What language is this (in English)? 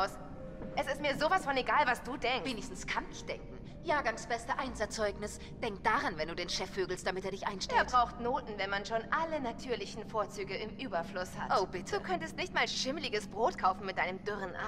German